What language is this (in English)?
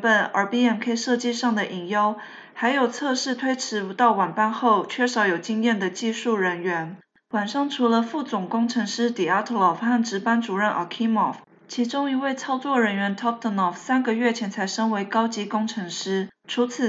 Chinese